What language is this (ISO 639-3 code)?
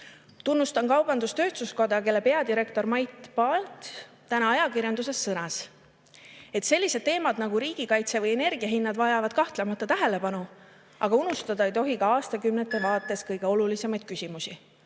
est